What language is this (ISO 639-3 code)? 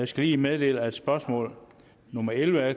dan